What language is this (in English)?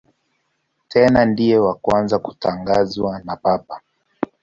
Swahili